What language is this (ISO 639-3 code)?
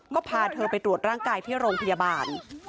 tha